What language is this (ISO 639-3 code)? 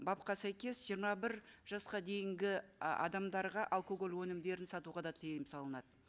kaz